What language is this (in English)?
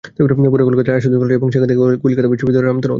Bangla